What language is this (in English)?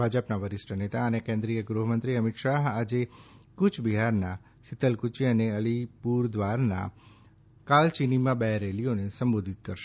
Gujarati